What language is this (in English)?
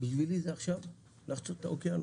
Hebrew